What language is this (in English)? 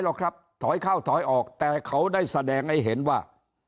Thai